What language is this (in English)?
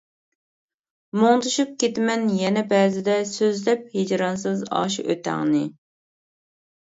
Uyghur